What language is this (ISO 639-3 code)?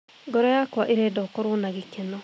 kik